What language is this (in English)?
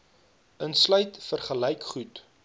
Afrikaans